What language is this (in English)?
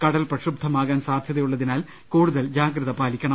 Malayalam